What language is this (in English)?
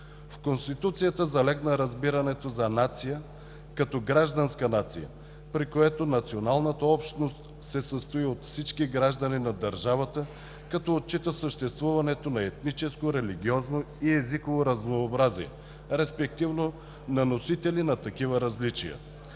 Bulgarian